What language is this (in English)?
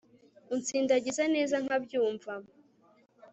Kinyarwanda